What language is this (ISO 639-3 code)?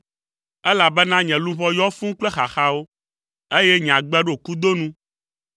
ewe